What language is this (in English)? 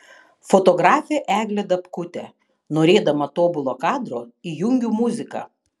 Lithuanian